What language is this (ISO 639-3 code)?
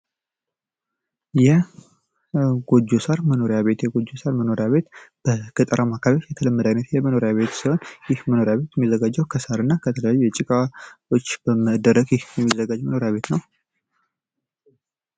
amh